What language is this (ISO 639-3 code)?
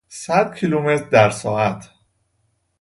fas